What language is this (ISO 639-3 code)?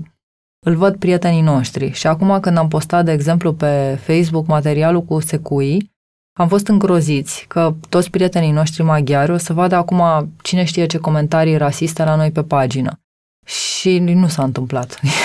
ron